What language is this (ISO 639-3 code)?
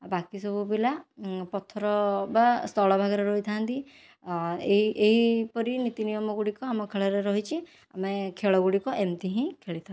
ori